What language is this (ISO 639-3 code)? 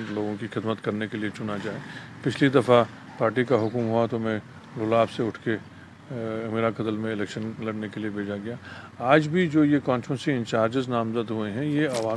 urd